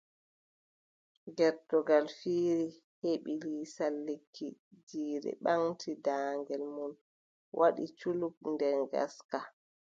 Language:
Adamawa Fulfulde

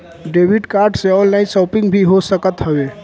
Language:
Bhojpuri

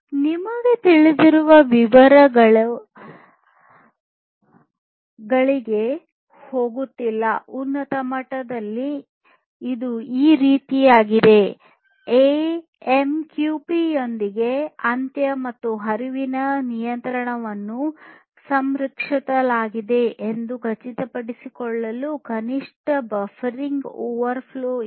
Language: Kannada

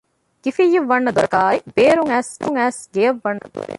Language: Divehi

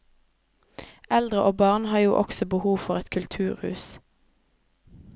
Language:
Norwegian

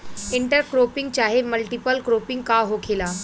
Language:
Bhojpuri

